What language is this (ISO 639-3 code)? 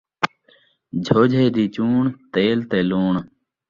skr